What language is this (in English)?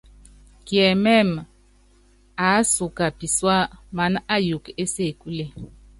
Yangben